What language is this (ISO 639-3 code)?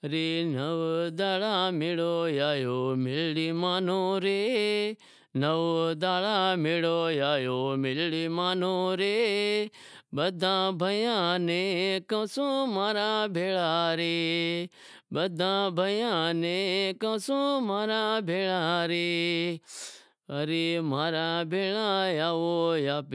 kxp